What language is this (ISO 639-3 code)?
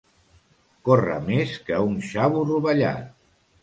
cat